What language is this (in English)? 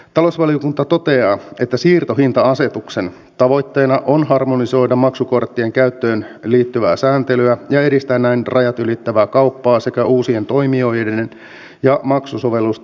Finnish